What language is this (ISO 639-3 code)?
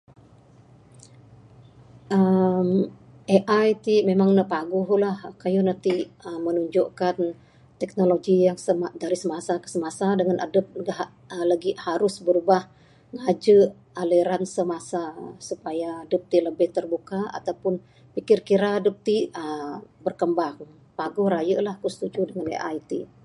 sdo